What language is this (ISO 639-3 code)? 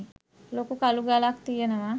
sin